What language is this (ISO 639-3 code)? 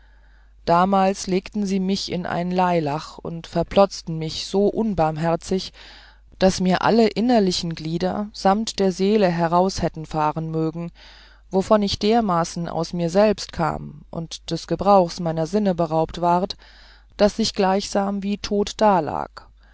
deu